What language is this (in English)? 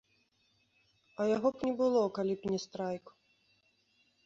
Belarusian